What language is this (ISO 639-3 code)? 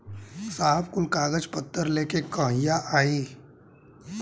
bho